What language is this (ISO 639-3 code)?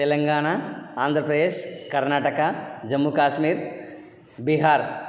tel